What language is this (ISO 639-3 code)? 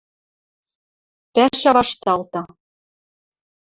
mrj